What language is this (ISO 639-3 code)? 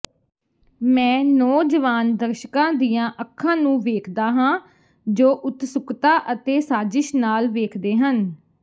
pan